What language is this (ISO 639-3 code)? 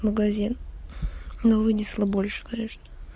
rus